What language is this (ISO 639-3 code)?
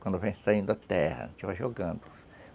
por